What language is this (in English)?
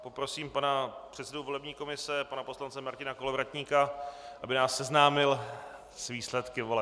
Czech